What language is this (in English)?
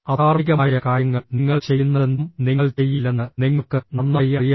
Malayalam